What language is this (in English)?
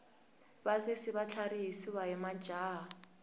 Tsonga